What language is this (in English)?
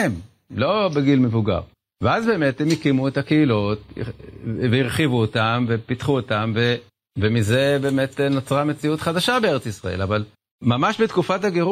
Hebrew